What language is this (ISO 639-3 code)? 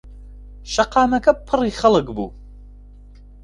ckb